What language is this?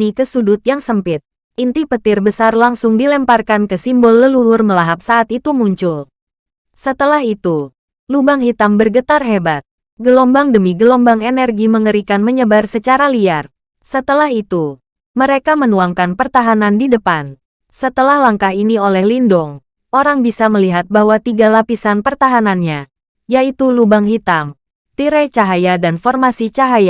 Indonesian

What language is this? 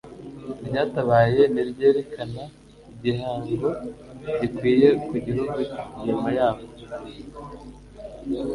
Kinyarwanda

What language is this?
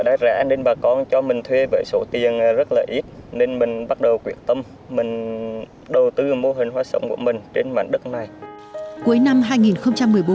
Vietnamese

